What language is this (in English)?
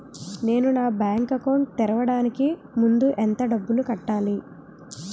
Telugu